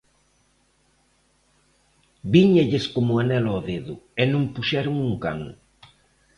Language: Galician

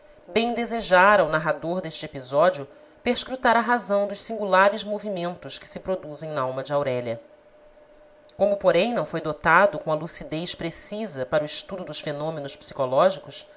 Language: Portuguese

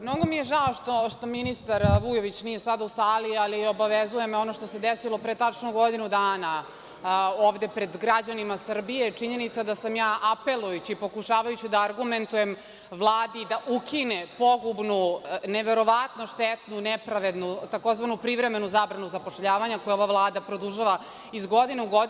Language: Serbian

